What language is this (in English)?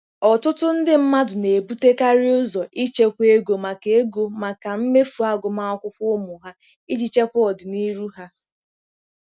Igbo